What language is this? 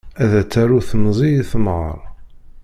Kabyle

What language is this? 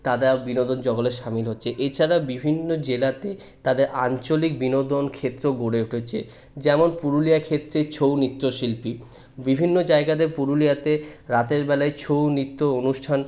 Bangla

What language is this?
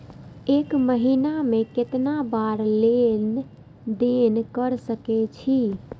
Maithili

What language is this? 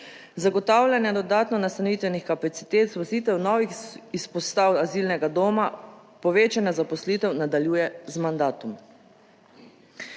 Slovenian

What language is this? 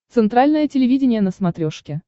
Russian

